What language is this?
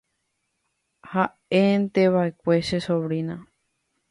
Guarani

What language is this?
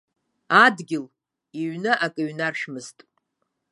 Abkhazian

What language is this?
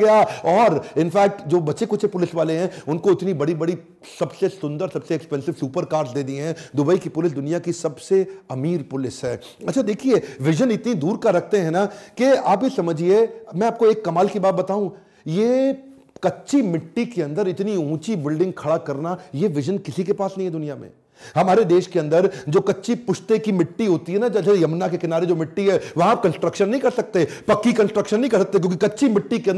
Hindi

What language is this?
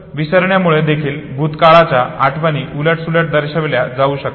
Marathi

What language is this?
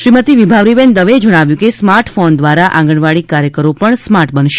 Gujarati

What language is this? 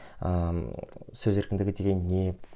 Kazakh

